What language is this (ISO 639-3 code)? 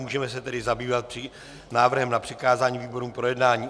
ces